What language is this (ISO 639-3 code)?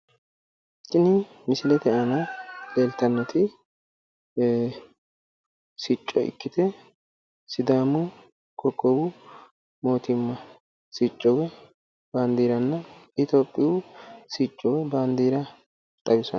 sid